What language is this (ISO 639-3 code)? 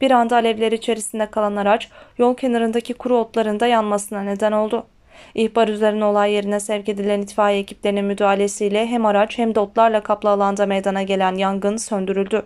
tur